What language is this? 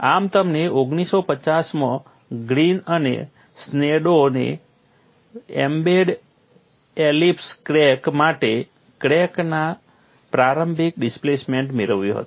Gujarati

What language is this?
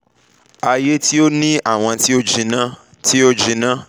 Yoruba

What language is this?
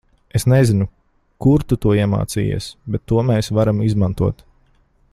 Latvian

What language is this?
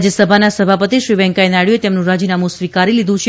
Gujarati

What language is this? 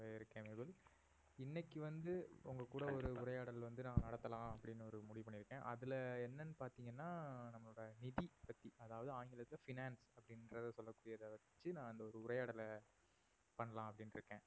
Tamil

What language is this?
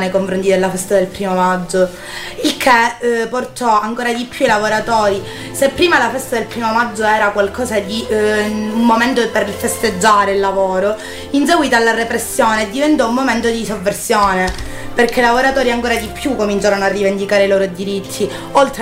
Italian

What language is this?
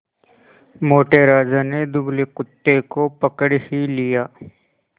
Hindi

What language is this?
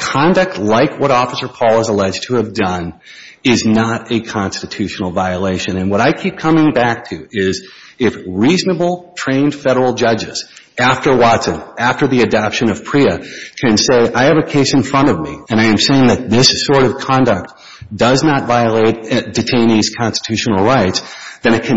English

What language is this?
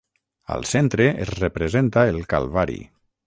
Catalan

